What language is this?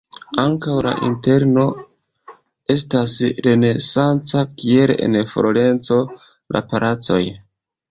Esperanto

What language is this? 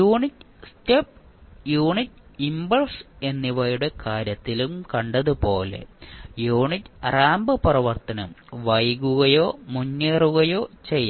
Malayalam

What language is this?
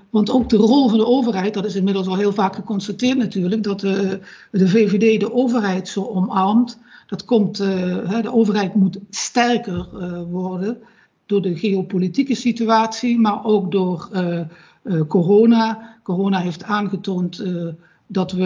Dutch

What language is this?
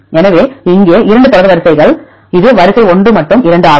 Tamil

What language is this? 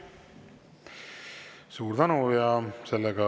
Estonian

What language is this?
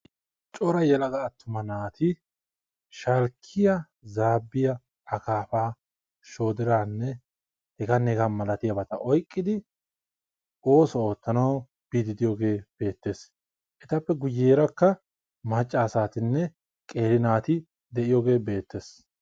Wolaytta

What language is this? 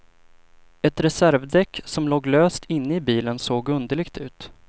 Swedish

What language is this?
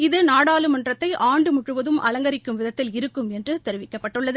Tamil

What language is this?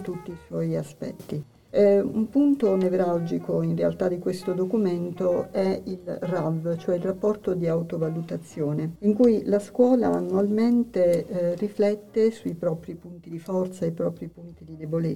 Italian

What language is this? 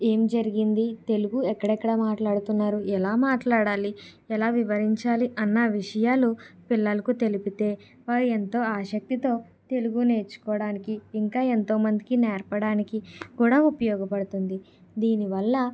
Telugu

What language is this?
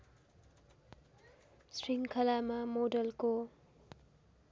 Nepali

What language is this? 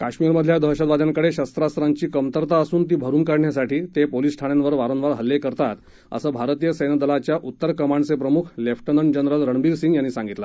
Marathi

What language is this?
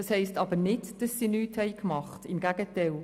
Swiss German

